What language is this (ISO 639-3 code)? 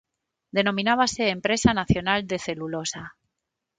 glg